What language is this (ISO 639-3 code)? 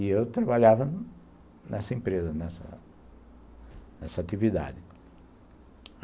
por